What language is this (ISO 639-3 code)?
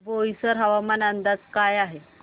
mar